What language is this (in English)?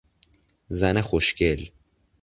Persian